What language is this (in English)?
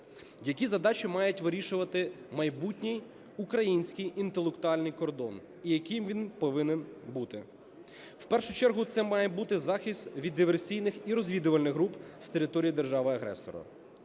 Ukrainian